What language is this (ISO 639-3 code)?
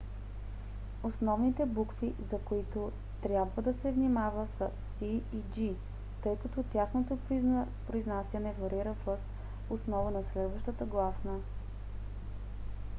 bul